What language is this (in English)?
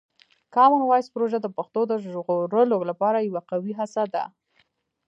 Pashto